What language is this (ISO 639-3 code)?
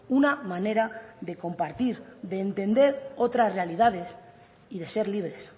spa